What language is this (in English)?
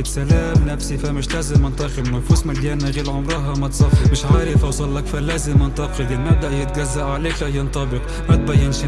Arabic